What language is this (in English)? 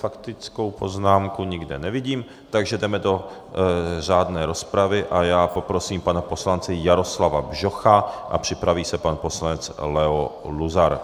Czech